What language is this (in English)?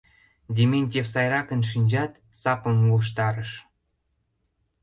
Mari